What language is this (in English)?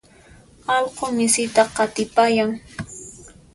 Puno Quechua